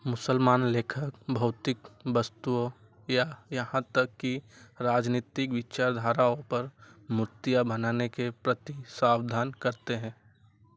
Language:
Hindi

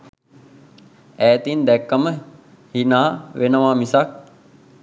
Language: Sinhala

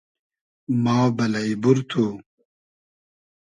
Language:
Hazaragi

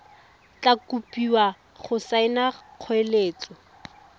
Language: Tswana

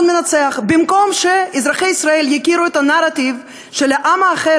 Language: Hebrew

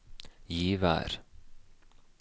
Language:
Norwegian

